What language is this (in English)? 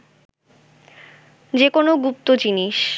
Bangla